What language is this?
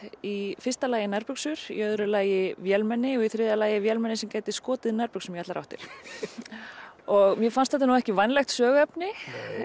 Icelandic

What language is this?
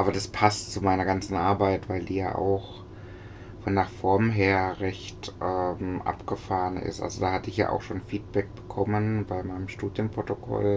German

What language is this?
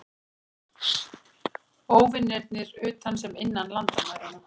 Icelandic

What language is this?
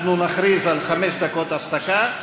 Hebrew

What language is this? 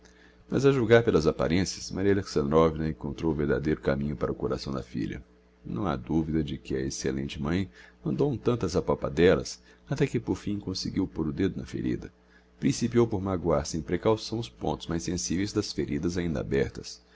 Portuguese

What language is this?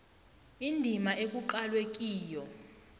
South Ndebele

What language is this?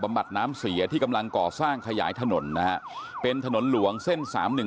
Thai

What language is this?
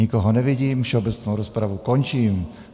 Czech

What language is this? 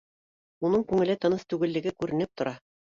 Bashkir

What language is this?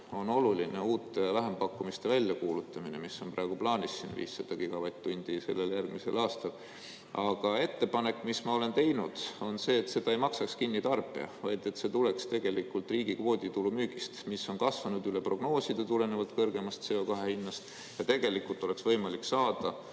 Estonian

